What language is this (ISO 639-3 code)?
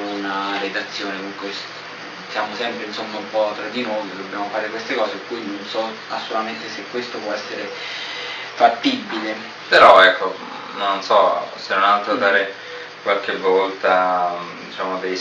ita